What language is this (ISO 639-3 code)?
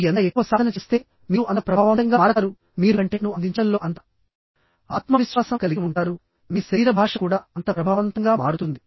tel